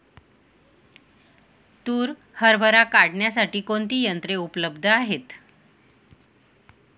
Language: Marathi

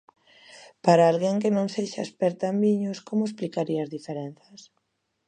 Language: Galician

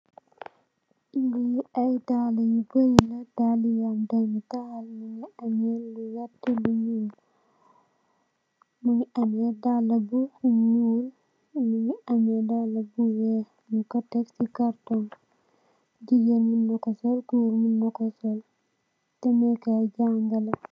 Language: Wolof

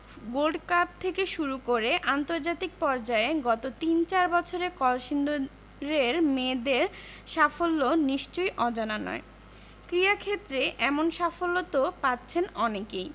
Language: Bangla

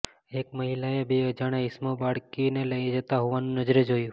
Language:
Gujarati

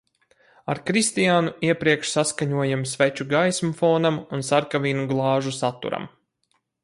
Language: Latvian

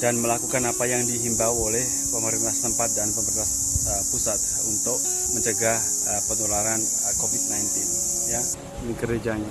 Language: Indonesian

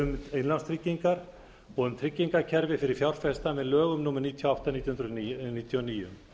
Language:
Icelandic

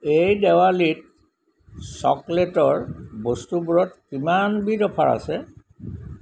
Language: Assamese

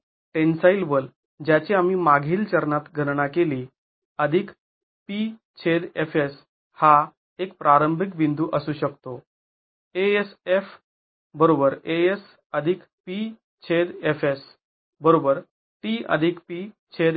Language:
Marathi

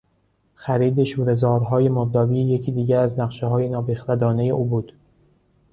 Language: Persian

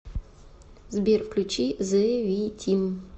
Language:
Russian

